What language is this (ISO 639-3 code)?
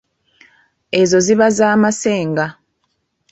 lug